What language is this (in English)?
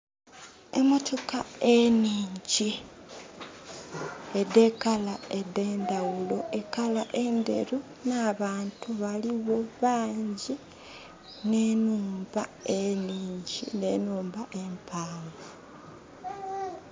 Soga